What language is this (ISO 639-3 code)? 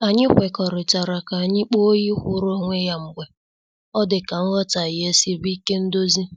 ibo